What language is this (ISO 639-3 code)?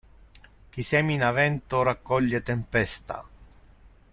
ita